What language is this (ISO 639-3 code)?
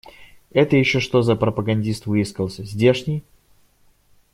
rus